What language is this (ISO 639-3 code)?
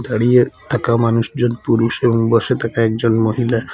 ben